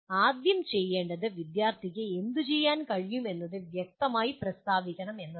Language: Malayalam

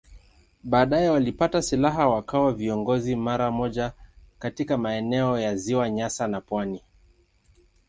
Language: Swahili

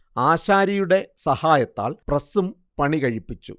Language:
Malayalam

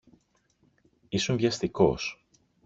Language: Greek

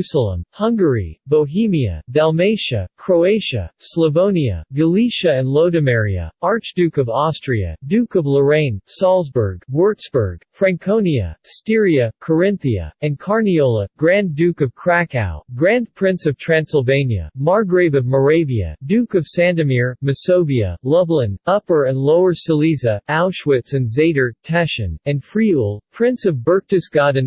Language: English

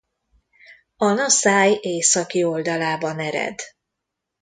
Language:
Hungarian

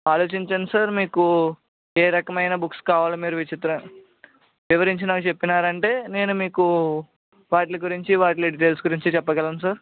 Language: Telugu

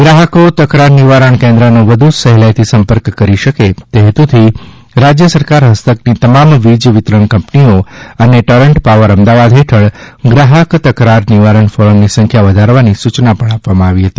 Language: Gujarati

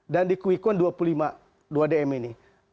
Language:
Indonesian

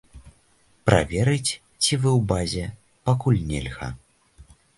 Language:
Belarusian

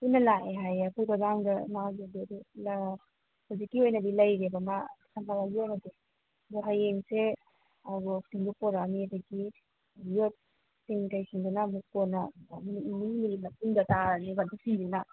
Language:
Manipuri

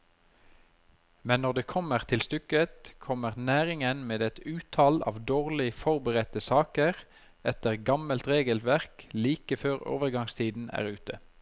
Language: Norwegian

